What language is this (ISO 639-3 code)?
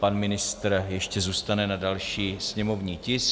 ces